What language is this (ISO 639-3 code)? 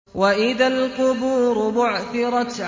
ara